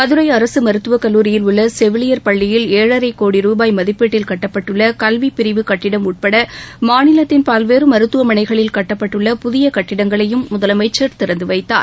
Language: Tamil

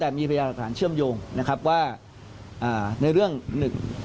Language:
Thai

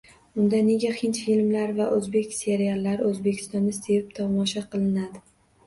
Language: Uzbek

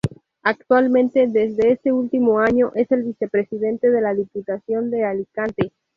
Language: Spanish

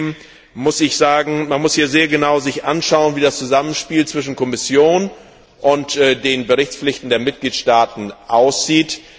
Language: German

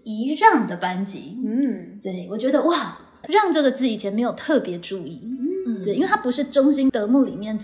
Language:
Chinese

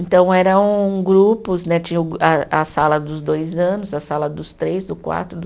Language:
Portuguese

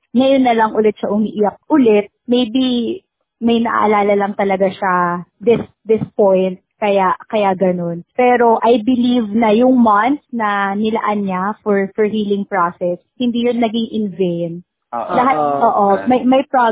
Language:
Filipino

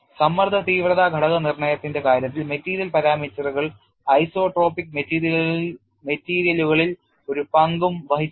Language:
Malayalam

